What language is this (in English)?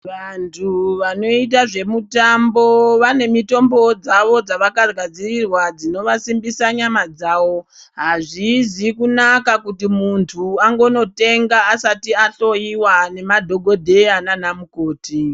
Ndau